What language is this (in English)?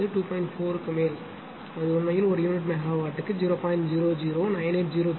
Tamil